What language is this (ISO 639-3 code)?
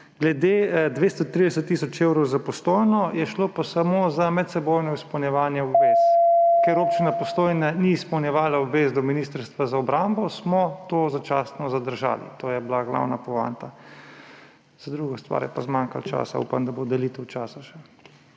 slv